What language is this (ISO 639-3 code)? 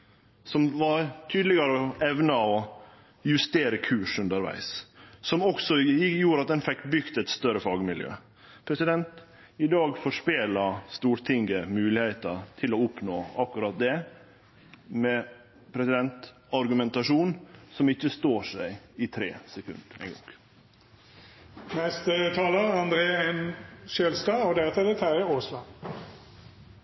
nor